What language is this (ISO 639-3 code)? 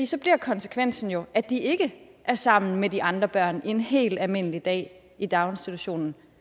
dan